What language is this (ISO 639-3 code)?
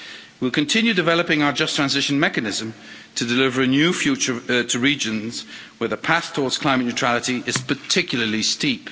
eng